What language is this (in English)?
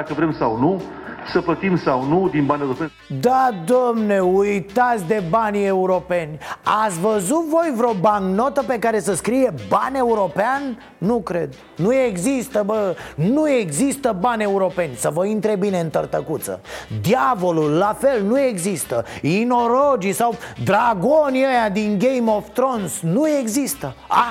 Romanian